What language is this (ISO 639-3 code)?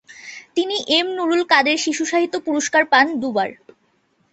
ben